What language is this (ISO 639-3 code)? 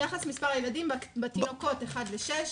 heb